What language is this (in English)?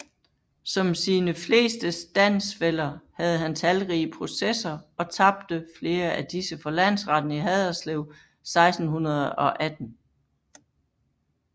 Danish